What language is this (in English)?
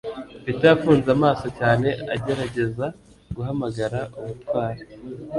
Kinyarwanda